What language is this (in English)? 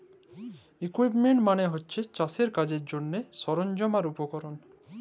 Bangla